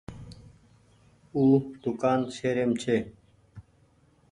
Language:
Goaria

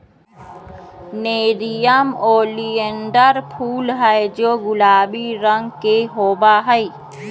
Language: Magahi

